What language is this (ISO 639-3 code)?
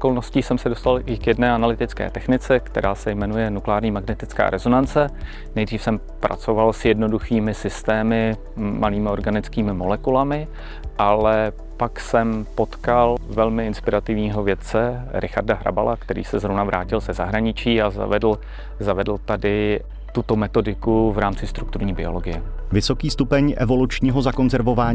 ces